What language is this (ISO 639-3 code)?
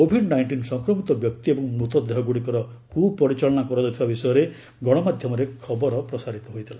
ori